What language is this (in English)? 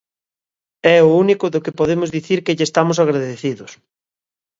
Galician